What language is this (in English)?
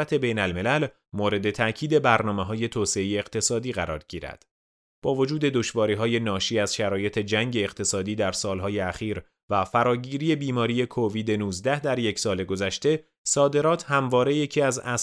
Persian